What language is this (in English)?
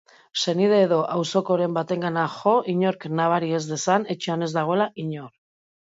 Basque